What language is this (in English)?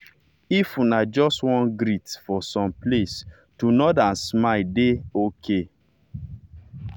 Nigerian Pidgin